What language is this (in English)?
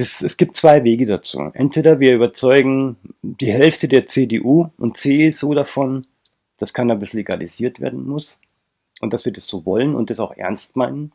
German